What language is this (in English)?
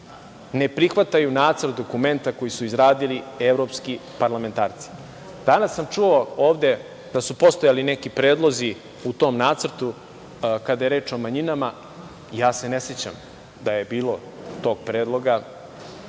Serbian